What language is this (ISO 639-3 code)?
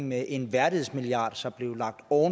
dan